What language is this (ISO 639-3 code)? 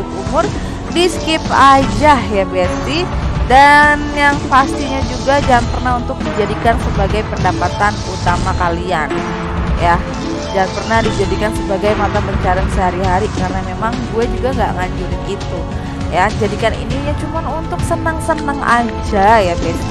ind